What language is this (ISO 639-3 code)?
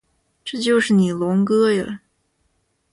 zho